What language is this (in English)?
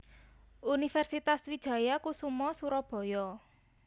Javanese